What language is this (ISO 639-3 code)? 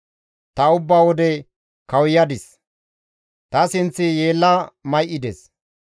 gmv